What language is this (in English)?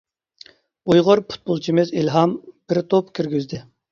Uyghur